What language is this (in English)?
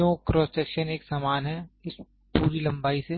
Hindi